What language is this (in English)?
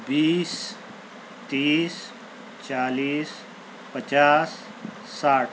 Urdu